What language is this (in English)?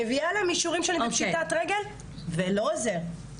Hebrew